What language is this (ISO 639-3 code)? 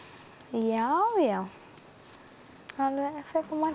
isl